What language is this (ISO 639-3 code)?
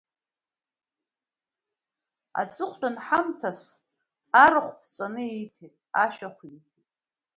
abk